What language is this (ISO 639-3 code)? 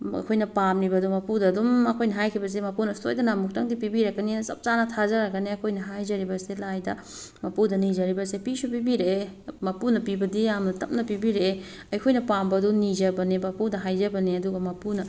mni